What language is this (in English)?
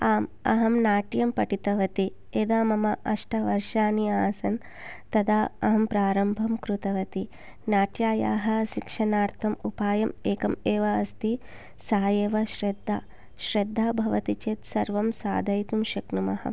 Sanskrit